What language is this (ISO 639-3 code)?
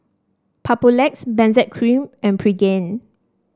eng